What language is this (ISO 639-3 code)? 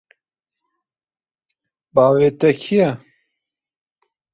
kur